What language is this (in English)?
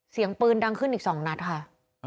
Thai